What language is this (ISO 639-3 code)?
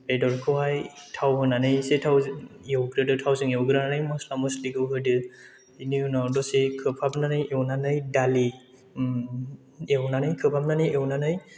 brx